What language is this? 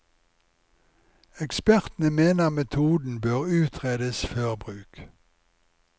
Norwegian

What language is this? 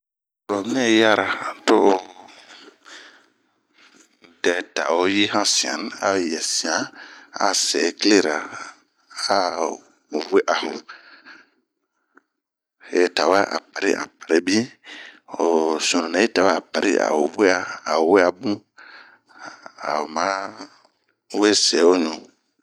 Bomu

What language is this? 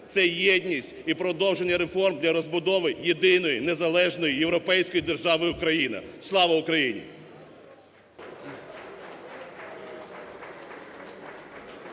Ukrainian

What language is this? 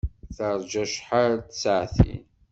Kabyle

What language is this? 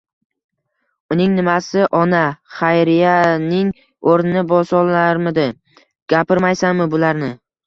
Uzbek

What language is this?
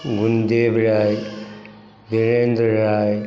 Maithili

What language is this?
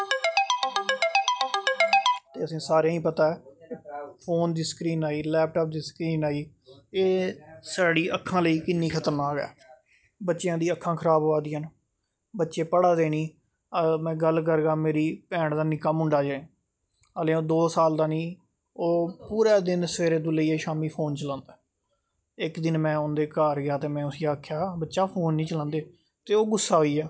Dogri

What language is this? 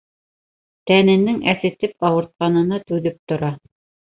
Bashkir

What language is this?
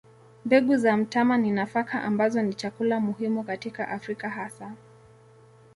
Swahili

